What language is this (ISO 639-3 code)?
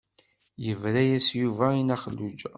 kab